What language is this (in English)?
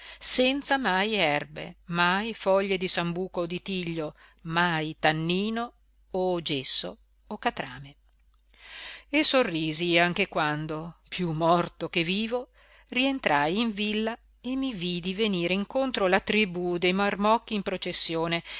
Italian